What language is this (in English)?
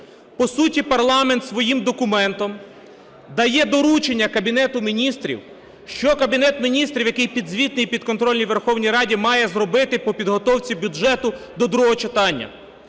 Ukrainian